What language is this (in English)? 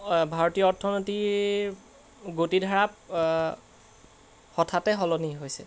Assamese